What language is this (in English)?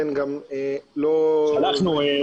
Hebrew